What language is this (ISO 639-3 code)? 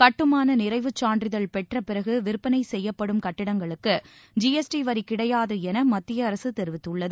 tam